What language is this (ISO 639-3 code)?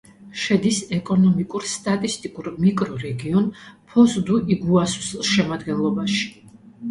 kat